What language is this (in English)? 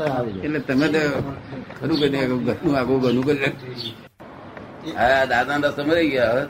Gujarati